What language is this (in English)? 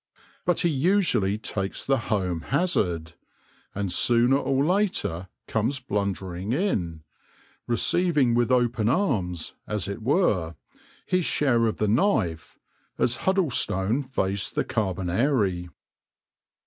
English